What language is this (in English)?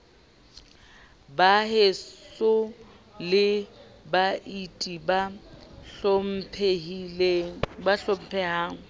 Southern Sotho